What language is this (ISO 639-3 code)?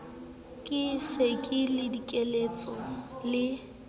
sot